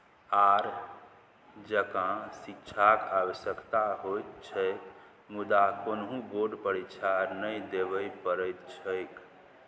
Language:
Maithili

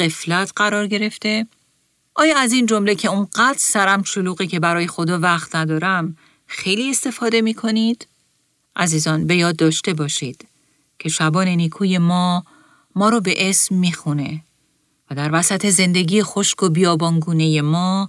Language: Persian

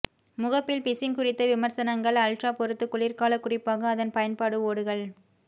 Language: Tamil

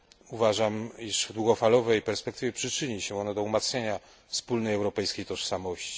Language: Polish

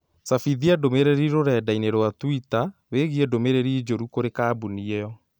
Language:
Kikuyu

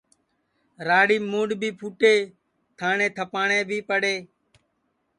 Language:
Sansi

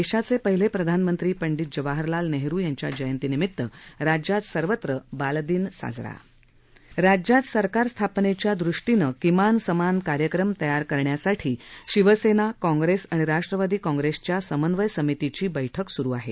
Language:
Marathi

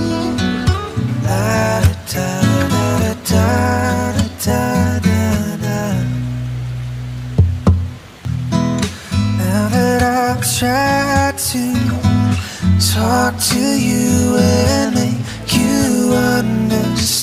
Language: Indonesian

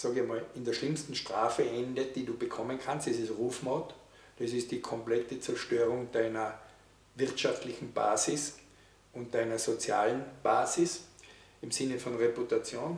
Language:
German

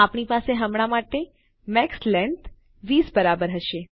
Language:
Gujarati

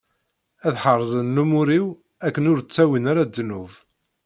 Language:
Kabyle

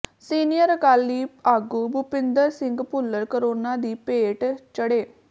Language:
Punjabi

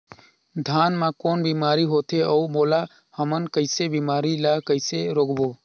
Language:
Chhattisgarhi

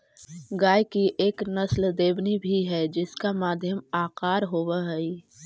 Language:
Magahi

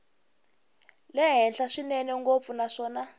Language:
Tsonga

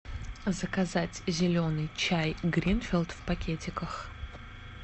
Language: Russian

